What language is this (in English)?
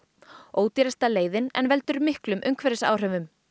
Icelandic